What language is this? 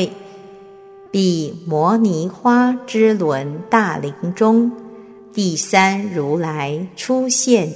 Chinese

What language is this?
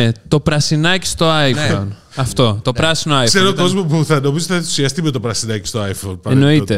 Greek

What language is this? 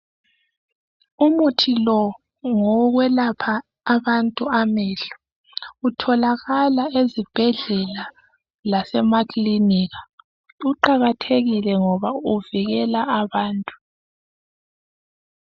North Ndebele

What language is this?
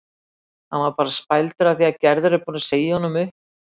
Icelandic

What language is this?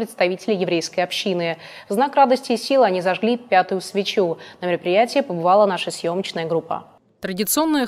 Russian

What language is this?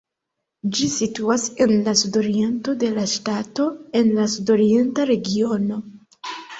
Esperanto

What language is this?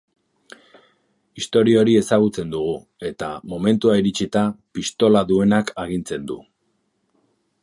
Basque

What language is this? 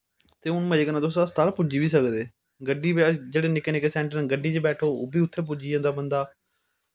Dogri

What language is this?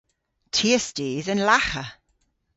Cornish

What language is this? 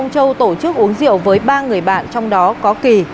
Vietnamese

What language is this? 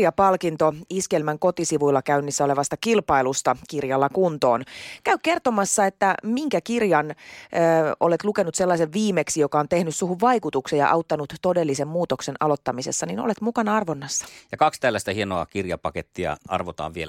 Finnish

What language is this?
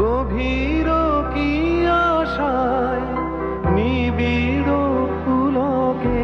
Bangla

